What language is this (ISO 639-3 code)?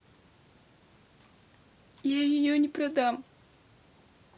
rus